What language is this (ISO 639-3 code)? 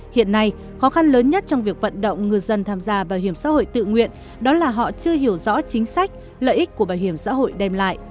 vie